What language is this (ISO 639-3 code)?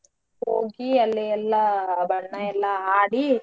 kan